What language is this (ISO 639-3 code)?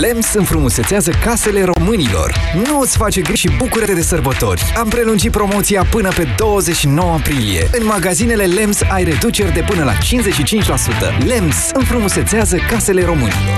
ron